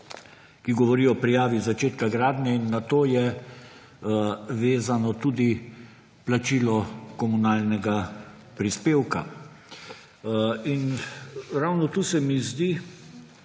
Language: Slovenian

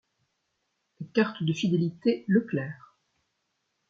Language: French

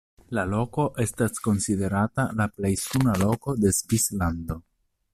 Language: Esperanto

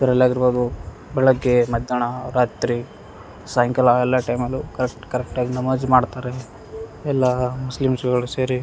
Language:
Kannada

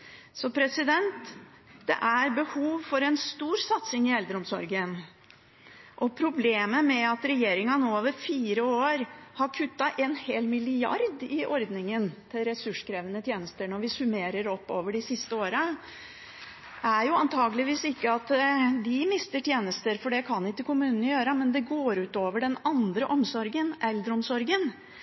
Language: Norwegian Bokmål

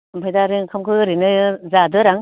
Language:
Bodo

